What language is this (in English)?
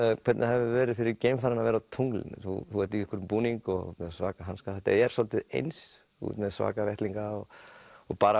Icelandic